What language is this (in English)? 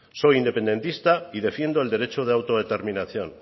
Spanish